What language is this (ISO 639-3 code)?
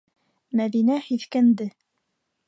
bak